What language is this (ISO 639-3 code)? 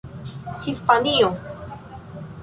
epo